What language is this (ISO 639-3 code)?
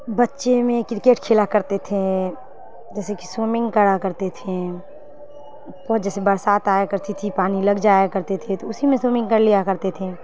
urd